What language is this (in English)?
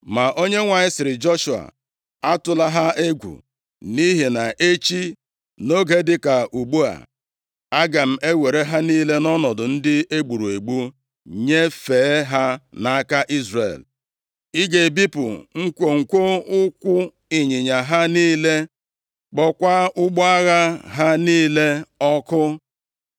Igbo